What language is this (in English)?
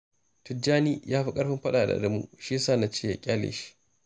Hausa